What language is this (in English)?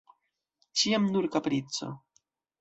Esperanto